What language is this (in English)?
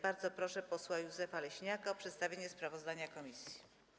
Polish